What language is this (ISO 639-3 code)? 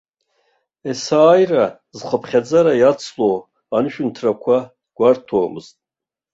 abk